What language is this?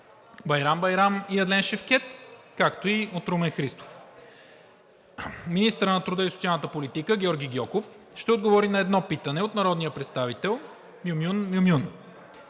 Bulgarian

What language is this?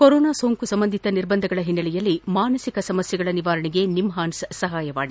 Kannada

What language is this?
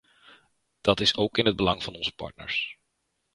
Dutch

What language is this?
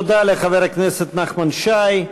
Hebrew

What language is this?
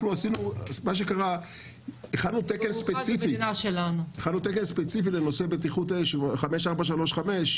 Hebrew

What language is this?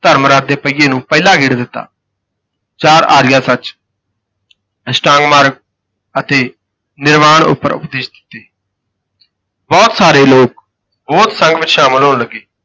Punjabi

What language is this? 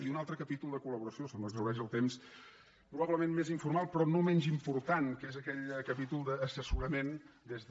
Catalan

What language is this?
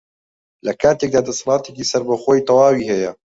Central Kurdish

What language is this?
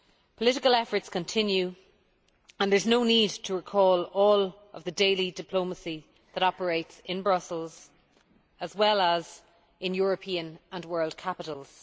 English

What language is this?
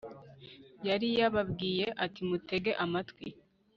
Kinyarwanda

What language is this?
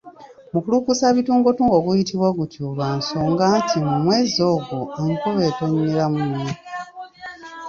Ganda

